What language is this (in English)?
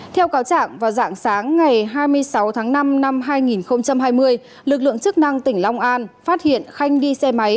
Vietnamese